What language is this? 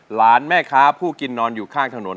Thai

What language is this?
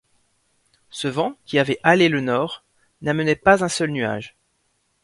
French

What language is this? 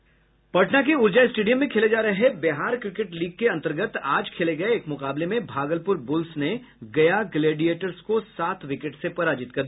Hindi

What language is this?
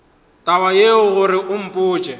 Northern Sotho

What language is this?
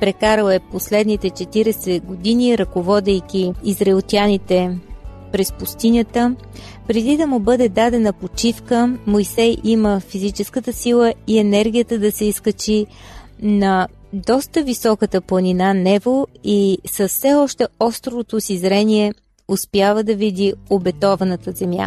Bulgarian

